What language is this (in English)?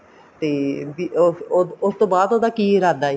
Punjabi